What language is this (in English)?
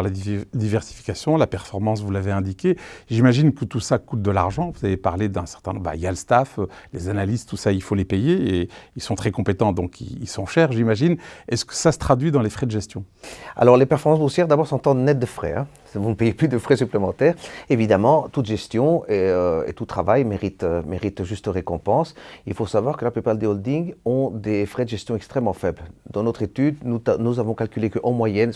French